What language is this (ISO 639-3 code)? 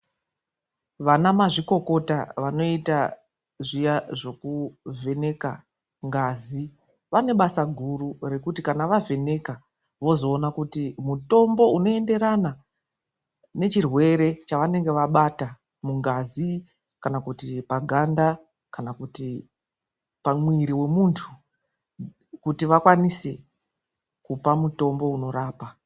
ndc